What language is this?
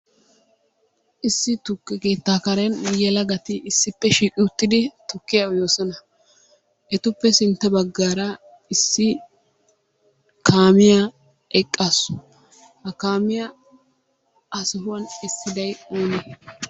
Wolaytta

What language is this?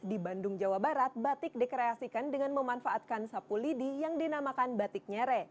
Indonesian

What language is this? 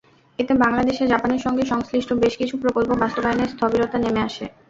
Bangla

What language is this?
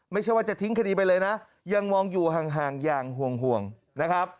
Thai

